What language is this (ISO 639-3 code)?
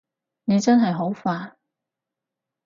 yue